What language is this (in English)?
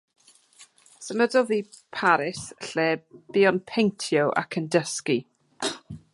Welsh